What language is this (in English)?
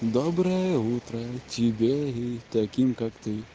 Russian